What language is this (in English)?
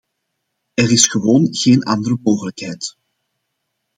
Dutch